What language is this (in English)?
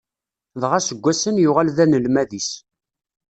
Kabyle